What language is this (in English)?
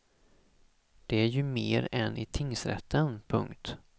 Swedish